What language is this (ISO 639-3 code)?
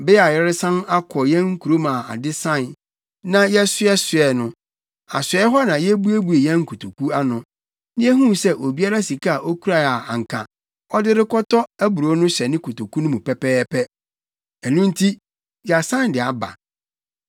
aka